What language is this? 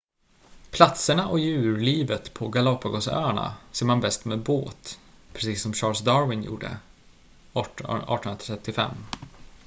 Swedish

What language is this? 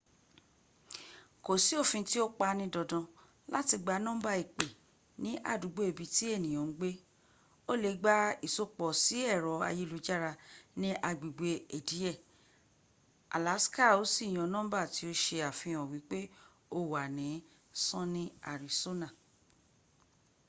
Yoruba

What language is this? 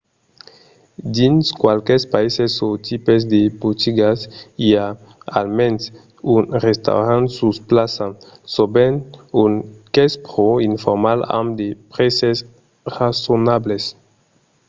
Occitan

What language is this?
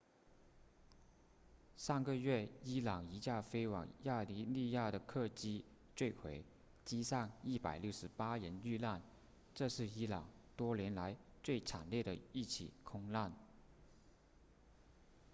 Chinese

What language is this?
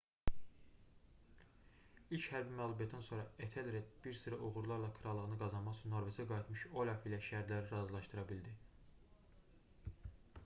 Azerbaijani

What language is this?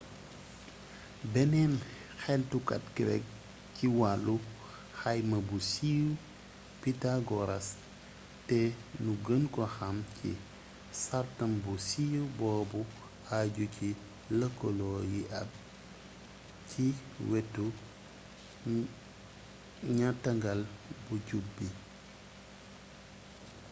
Wolof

